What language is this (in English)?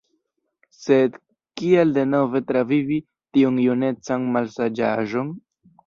Esperanto